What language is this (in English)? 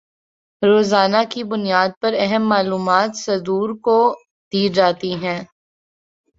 Urdu